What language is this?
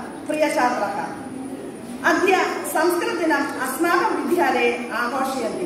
Malayalam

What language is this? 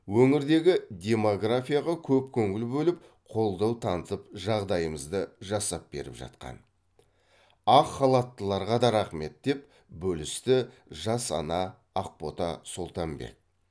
Kazakh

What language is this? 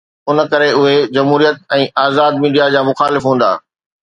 Sindhi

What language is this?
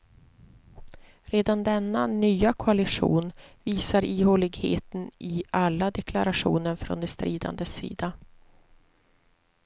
Swedish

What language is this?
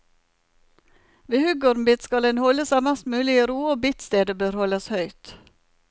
Norwegian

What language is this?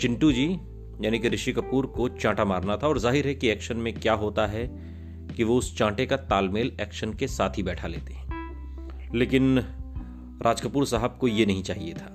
Hindi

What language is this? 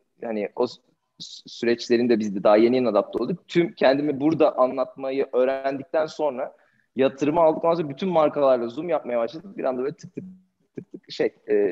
Turkish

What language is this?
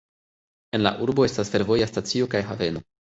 Esperanto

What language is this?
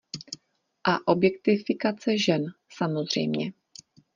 Czech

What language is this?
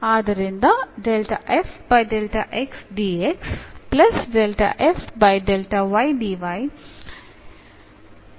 Kannada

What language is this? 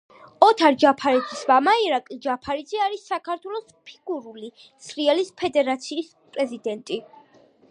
Georgian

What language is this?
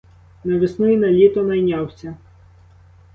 Ukrainian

